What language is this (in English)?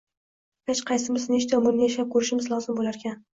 Uzbek